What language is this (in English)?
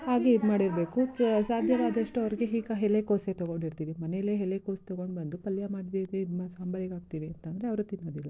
Kannada